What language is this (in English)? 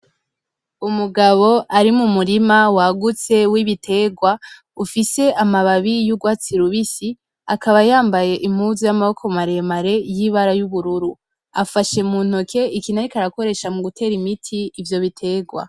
Rundi